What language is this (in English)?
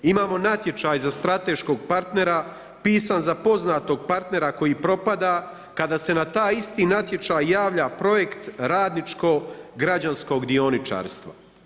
Croatian